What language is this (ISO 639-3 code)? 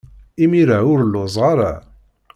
kab